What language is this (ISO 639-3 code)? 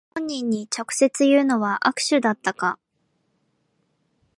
jpn